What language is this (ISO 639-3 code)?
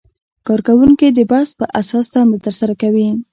pus